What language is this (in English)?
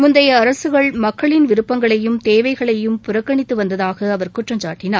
Tamil